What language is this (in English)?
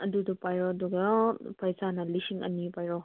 Manipuri